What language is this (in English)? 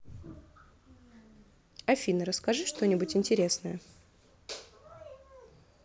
Russian